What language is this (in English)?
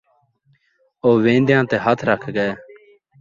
Saraiki